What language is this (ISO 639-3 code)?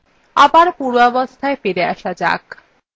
ben